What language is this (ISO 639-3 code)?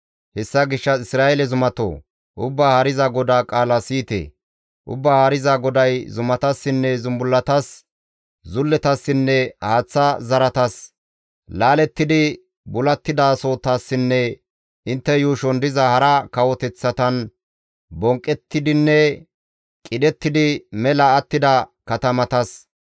gmv